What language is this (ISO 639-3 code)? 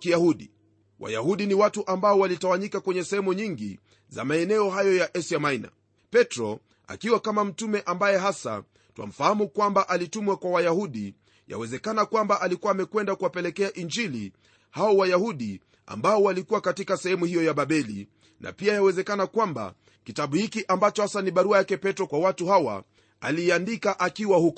swa